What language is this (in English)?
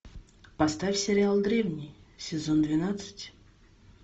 Russian